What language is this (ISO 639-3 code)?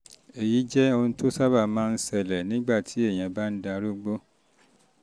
yor